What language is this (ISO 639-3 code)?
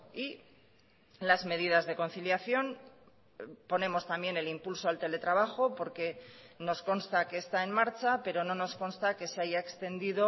spa